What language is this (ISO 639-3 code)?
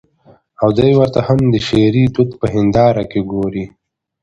pus